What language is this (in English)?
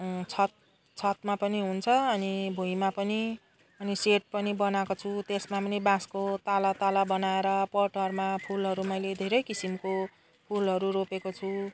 Nepali